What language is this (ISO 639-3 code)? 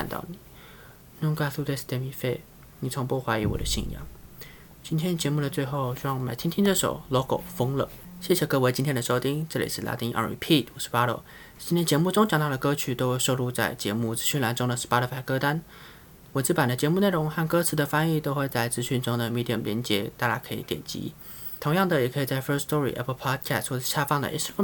zho